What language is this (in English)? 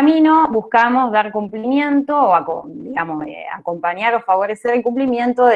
Spanish